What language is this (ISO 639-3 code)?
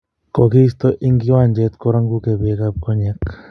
kln